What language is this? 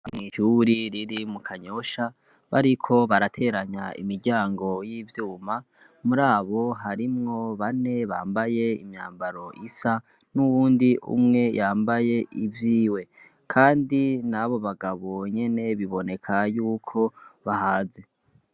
Rundi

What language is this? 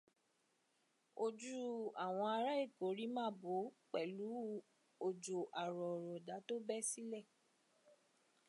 Yoruba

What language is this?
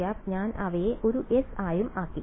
Malayalam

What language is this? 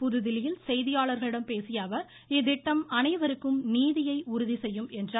Tamil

